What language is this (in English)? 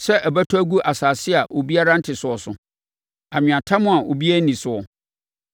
Akan